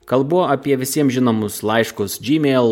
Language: Lithuanian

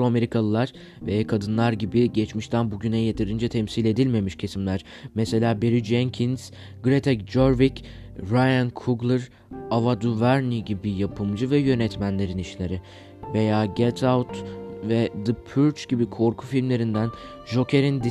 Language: Turkish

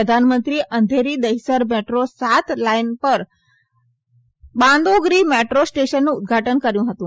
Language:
Gujarati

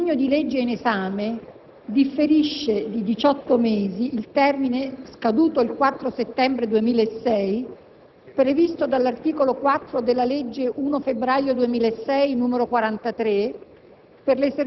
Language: Italian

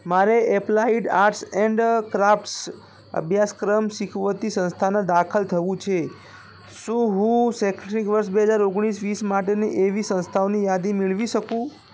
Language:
Gujarati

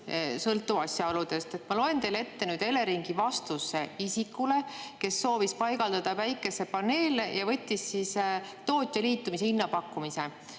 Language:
Estonian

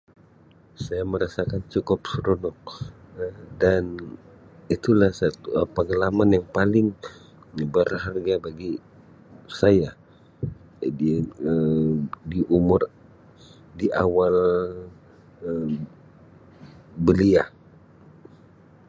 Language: Sabah Malay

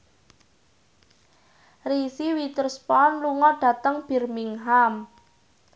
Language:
Javanese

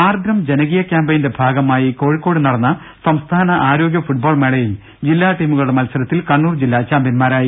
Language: Malayalam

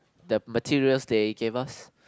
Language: English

